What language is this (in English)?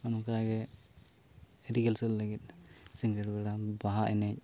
Santali